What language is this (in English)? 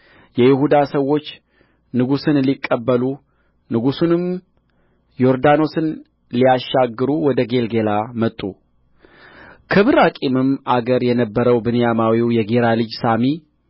Amharic